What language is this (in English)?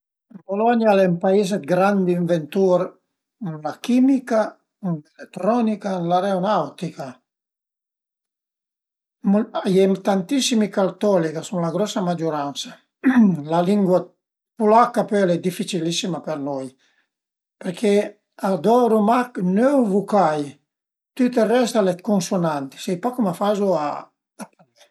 Piedmontese